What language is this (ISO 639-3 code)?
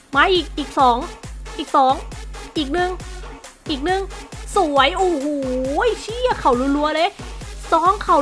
tha